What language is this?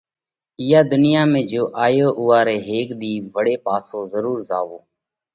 Parkari Koli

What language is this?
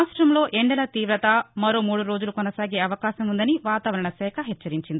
Telugu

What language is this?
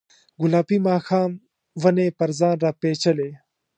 Pashto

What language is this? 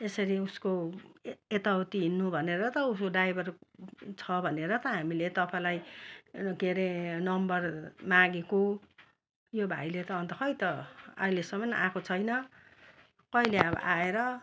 Nepali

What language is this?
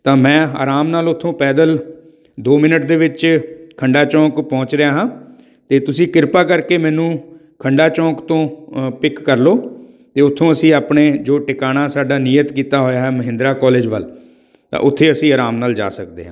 Punjabi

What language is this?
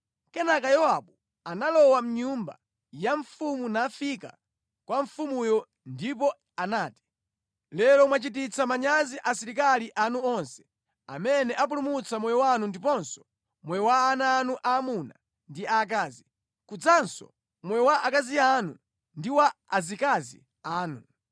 Nyanja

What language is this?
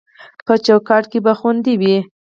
Pashto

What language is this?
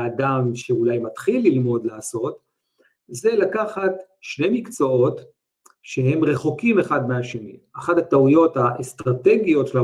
Hebrew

